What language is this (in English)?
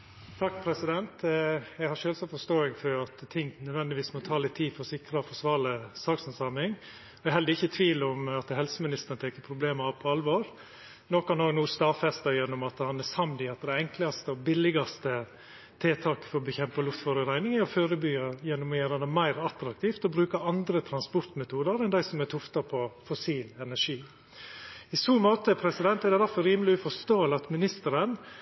Norwegian Nynorsk